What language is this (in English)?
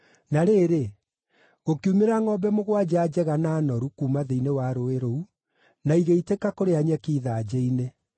Kikuyu